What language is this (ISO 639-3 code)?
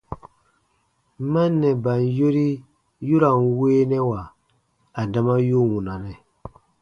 bba